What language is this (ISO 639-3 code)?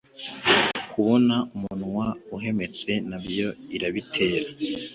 kin